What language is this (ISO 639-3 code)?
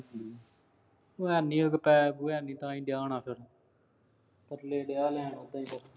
pan